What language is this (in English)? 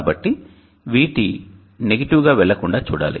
Telugu